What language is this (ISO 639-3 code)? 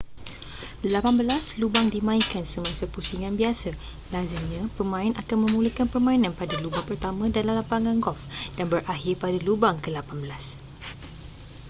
msa